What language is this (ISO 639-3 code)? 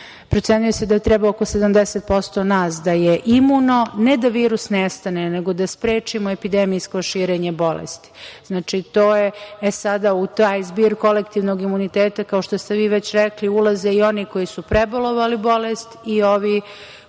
srp